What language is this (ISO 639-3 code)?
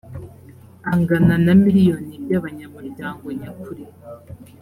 kin